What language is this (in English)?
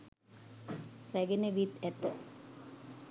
Sinhala